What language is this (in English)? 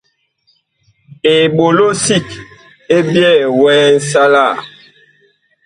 Bakoko